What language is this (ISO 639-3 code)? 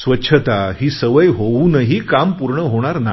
mar